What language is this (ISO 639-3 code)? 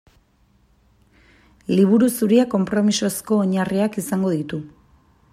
eus